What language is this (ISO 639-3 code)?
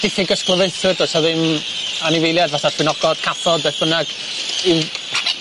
cym